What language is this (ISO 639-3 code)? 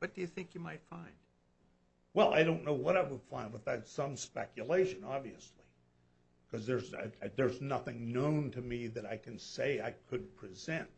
eng